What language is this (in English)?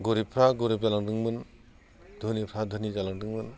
Bodo